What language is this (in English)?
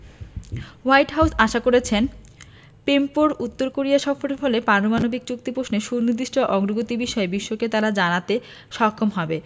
Bangla